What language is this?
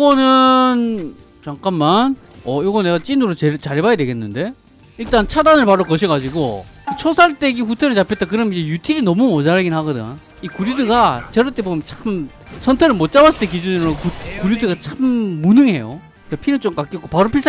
Korean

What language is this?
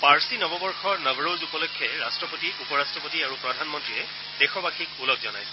Assamese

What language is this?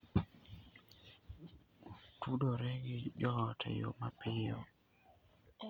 Luo (Kenya and Tanzania)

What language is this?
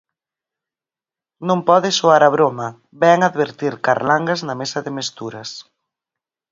Galician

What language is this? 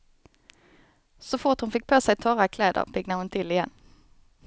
Swedish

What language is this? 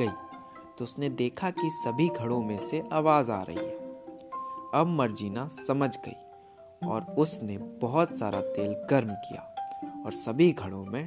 Hindi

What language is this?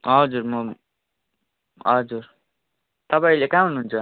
Nepali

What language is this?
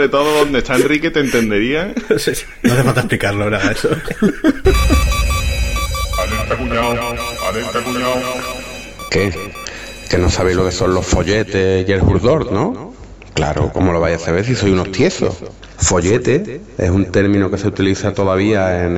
Spanish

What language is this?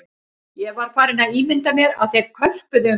Icelandic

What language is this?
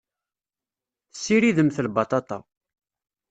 Kabyle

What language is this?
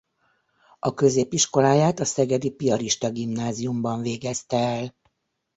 Hungarian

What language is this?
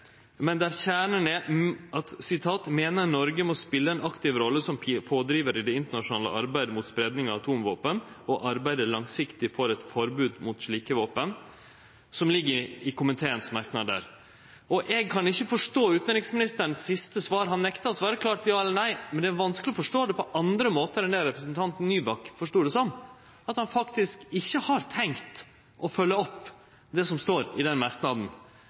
Norwegian Nynorsk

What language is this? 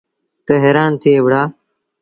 Sindhi Bhil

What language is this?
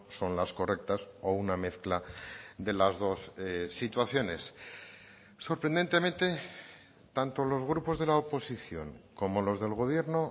Spanish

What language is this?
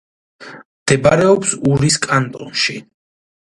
Georgian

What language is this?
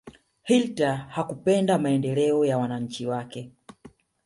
Swahili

